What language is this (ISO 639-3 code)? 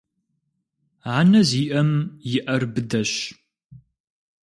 kbd